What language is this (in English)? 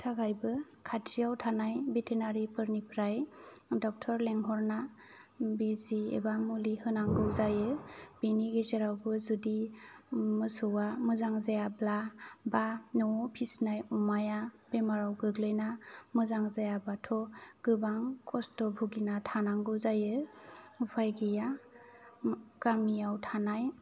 Bodo